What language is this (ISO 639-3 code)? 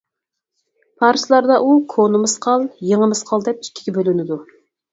uig